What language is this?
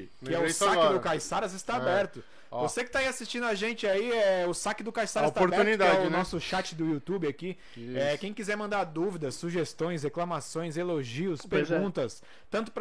Portuguese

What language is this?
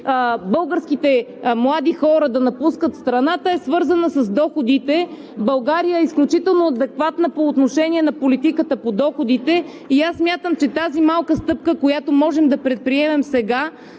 Bulgarian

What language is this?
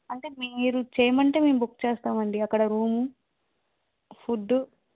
Telugu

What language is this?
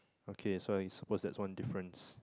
English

